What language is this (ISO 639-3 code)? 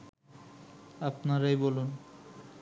ben